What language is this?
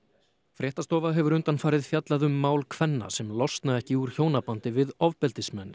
Icelandic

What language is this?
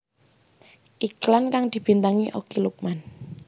Javanese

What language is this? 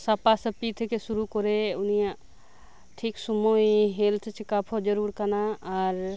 Santali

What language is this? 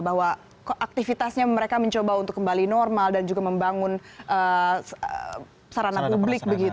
Indonesian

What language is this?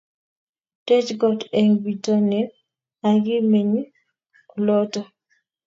Kalenjin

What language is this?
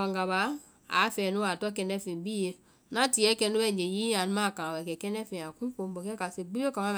Vai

